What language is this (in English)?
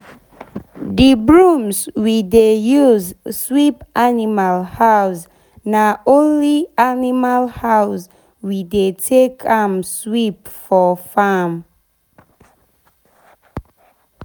Nigerian Pidgin